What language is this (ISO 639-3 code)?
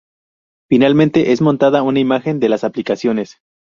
spa